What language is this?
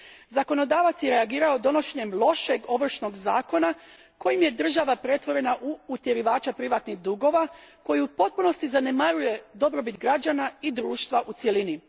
Croatian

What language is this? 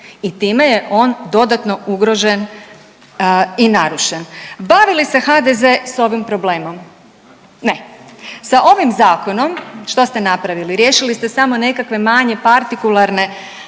Croatian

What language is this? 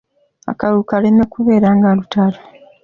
Ganda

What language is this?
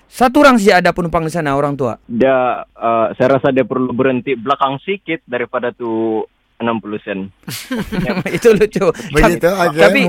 Malay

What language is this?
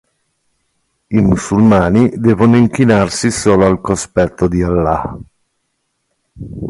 Italian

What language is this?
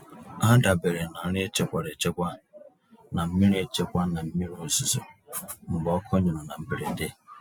Igbo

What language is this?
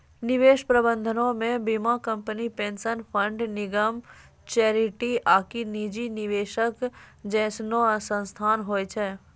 Maithili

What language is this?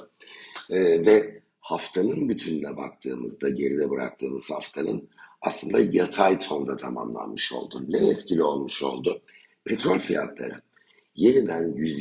Turkish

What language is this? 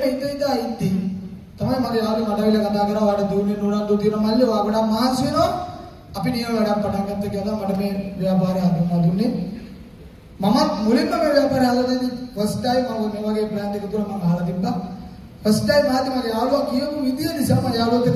Indonesian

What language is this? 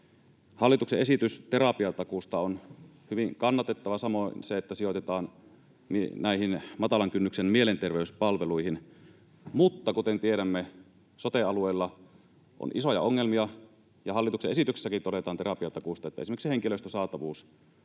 Finnish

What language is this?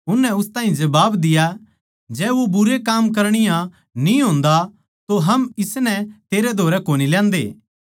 Haryanvi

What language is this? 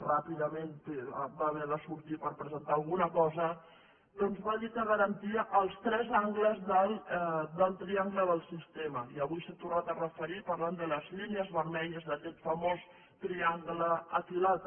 Catalan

